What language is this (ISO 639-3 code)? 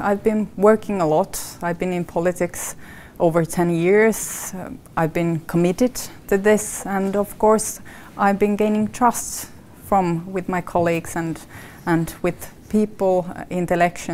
tha